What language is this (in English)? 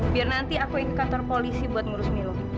Indonesian